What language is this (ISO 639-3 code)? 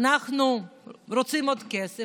heb